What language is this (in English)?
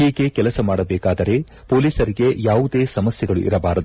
Kannada